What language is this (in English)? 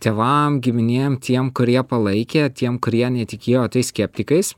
Lithuanian